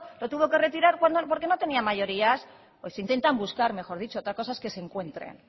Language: Spanish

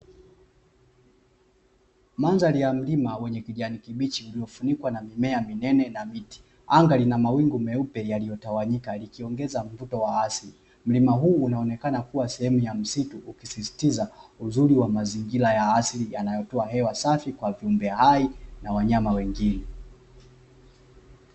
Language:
Swahili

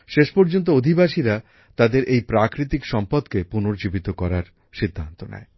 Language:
Bangla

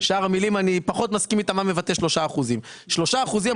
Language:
Hebrew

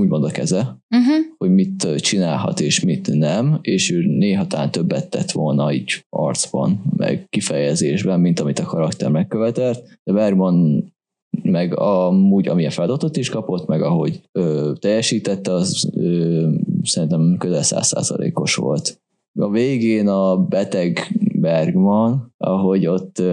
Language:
Hungarian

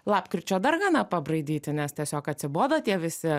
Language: Lithuanian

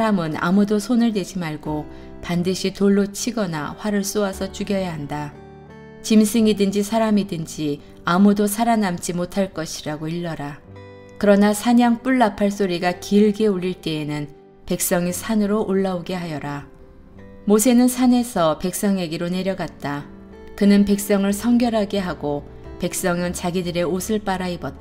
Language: Korean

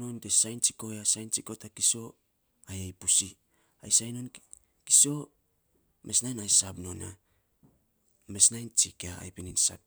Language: Saposa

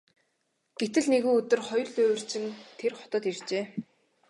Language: Mongolian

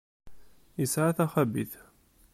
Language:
Kabyle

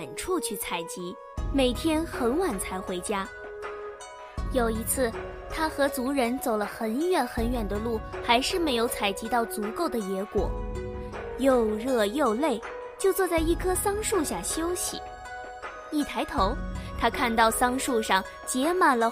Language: Chinese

